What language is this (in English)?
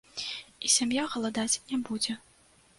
Belarusian